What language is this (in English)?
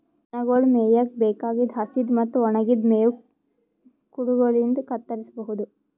Kannada